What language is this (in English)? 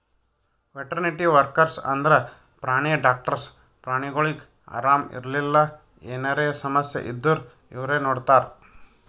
Kannada